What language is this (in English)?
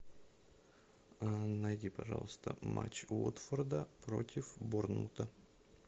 Russian